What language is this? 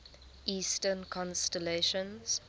English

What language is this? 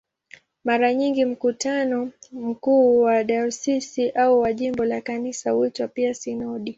Swahili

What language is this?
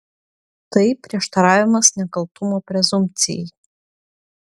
Lithuanian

